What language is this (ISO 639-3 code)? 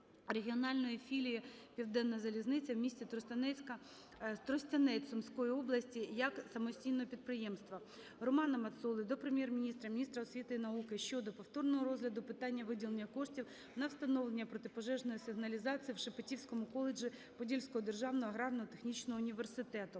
ukr